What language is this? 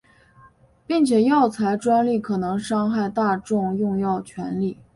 Chinese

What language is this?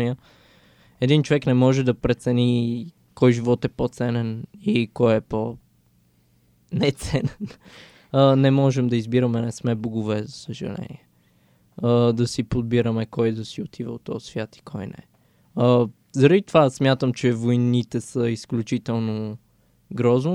Bulgarian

